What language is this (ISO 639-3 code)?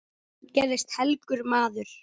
isl